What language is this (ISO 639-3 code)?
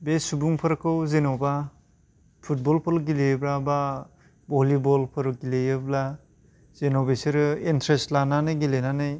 brx